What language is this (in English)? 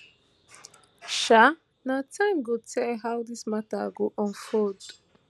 Nigerian Pidgin